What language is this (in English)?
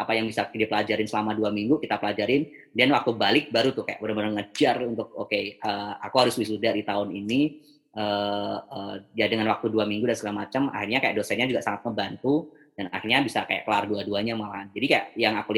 Indonesian